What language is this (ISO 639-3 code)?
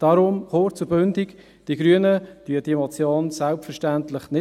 gsw